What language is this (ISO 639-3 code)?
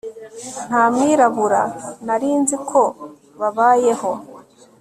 kin